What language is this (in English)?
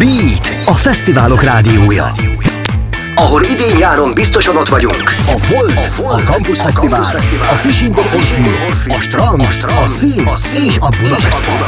Hungarian